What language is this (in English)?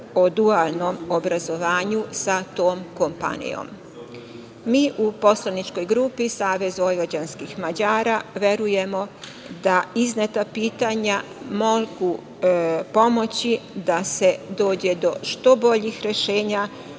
Serbian